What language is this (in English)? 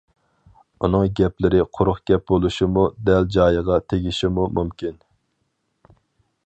Uyghur